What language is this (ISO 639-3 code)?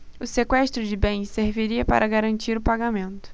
por